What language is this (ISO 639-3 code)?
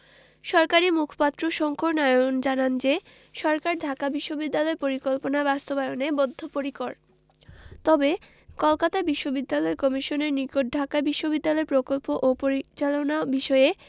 ben